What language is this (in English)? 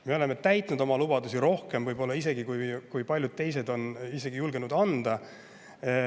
Estonian